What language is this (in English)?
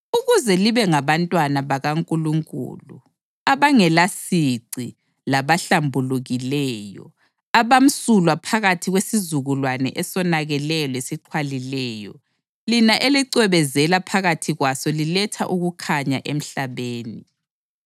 North Ndebele